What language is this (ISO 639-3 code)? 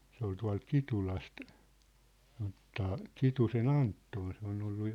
fin